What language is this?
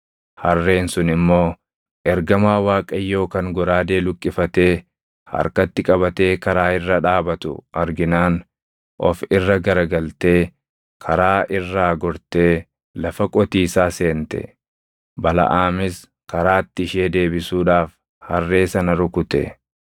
Oromo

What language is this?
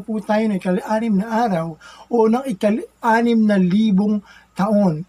Filipino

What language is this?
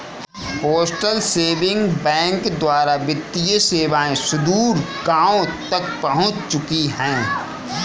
Hindi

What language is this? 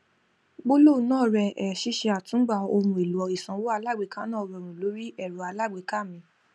Yoruba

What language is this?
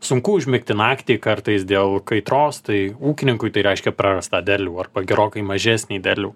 Lithuanian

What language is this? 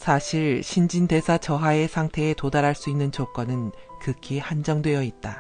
Korean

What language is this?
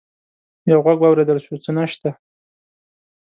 Pashto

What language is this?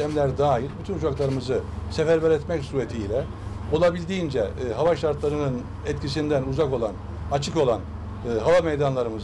Turkish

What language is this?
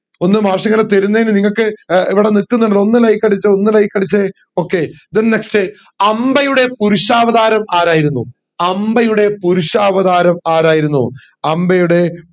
Malayalam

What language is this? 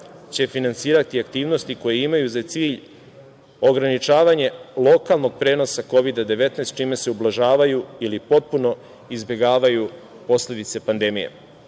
Serbian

